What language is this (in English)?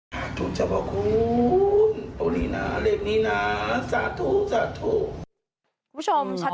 Thai